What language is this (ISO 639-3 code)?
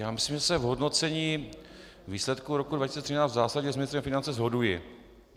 ces